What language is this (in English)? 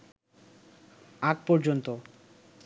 Bangla